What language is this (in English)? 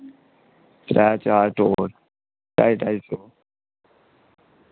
Dogri